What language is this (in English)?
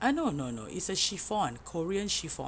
English